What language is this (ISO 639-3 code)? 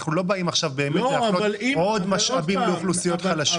heb